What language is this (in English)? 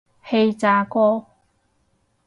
Cantonese